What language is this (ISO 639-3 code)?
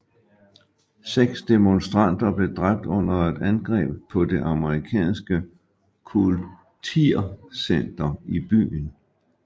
dan